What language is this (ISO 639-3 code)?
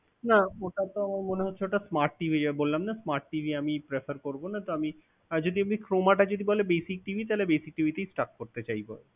ben